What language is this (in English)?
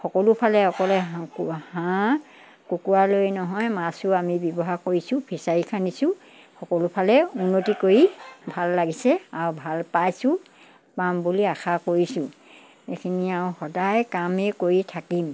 Assamese